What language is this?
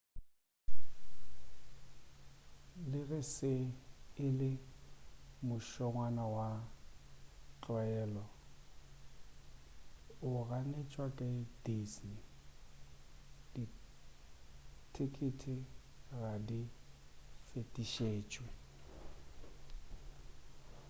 Northern Sotho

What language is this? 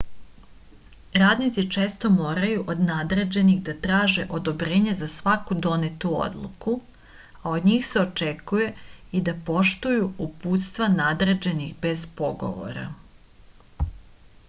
Serbian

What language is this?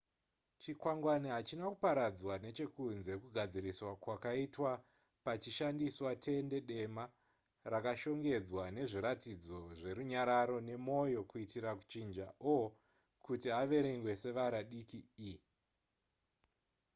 Shona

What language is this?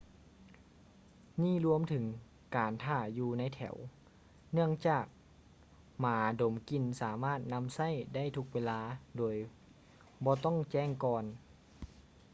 Lao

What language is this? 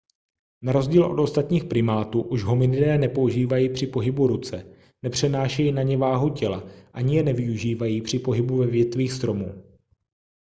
Czech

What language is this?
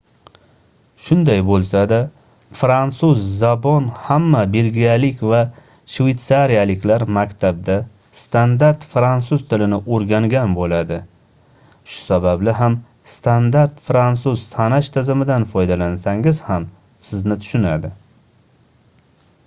Uzbek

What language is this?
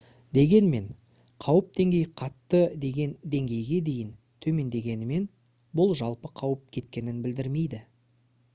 Kazakh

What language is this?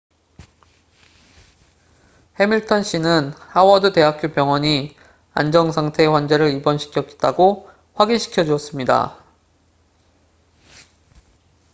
Korean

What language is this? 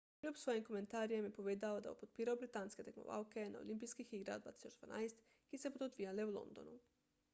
Slovenian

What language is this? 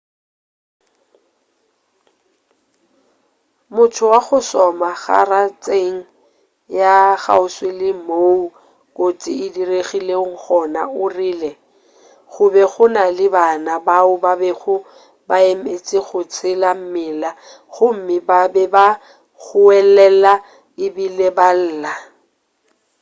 Northern Sotho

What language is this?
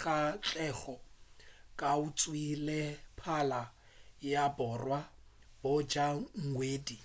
Northern Sotho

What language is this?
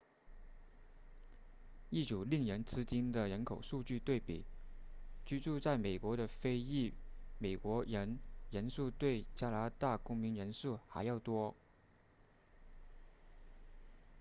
Chinese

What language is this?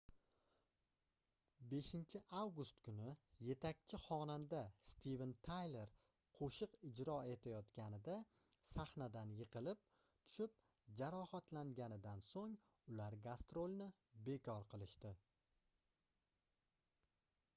Uzbek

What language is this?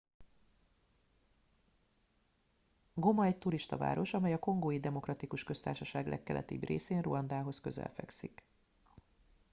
Hungarian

